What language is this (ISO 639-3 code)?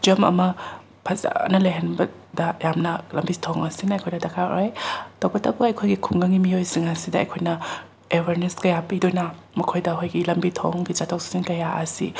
mni